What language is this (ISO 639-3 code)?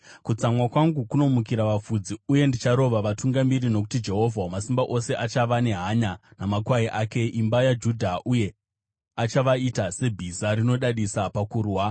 sna